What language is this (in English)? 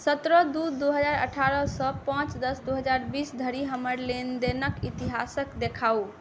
Maithili